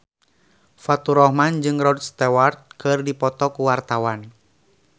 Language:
Sundanese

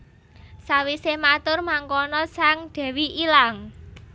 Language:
Javanese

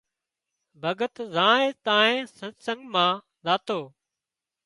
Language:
Wadiyara Koli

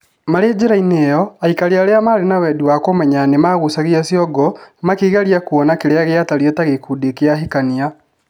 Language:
Kikuyu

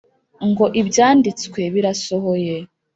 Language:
Kinyarwanda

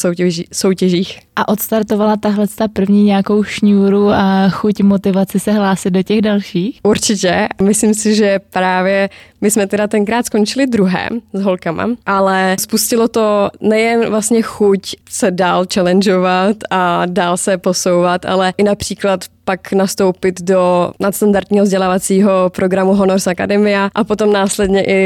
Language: Czech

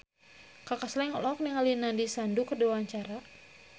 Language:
Sundanese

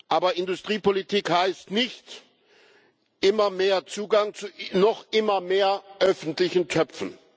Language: German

